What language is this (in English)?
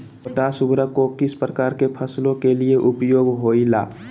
Magahi